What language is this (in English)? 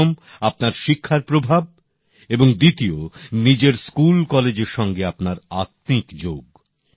Bangla